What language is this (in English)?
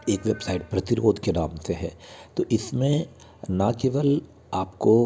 Hindi